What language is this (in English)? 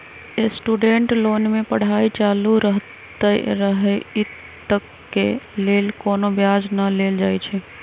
Magahi